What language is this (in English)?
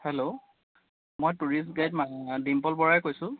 Assamese